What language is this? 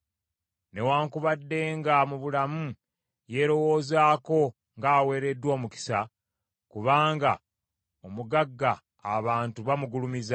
Ganda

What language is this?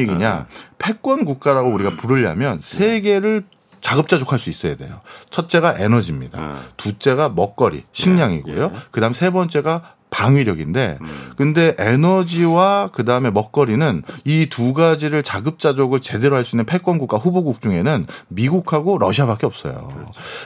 Korean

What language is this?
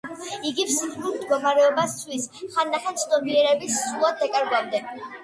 Georgian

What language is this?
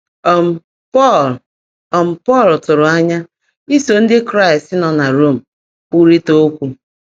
Igbo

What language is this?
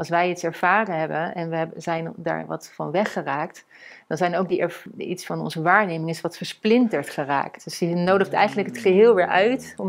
Dutch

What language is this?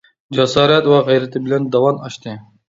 Uyghur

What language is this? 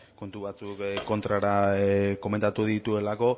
Basque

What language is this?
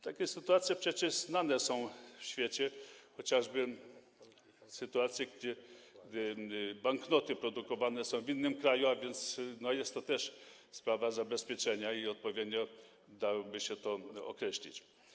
Polish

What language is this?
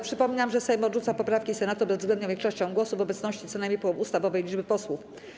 Polish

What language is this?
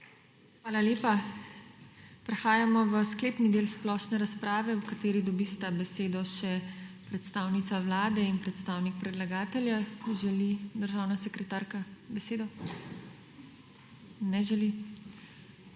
Slovenian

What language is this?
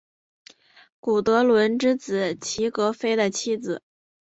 Chinese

